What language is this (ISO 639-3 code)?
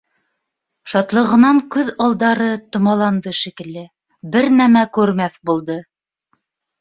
bak